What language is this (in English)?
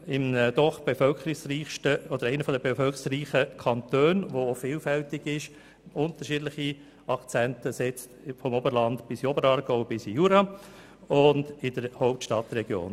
Swiss German